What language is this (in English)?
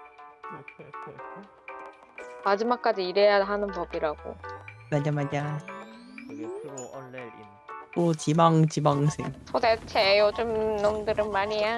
Korean